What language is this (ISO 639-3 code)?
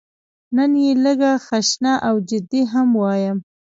pus